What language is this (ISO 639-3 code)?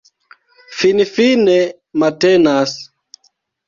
epo